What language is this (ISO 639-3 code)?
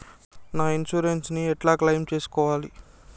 tel